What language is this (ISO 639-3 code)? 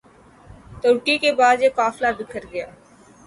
urd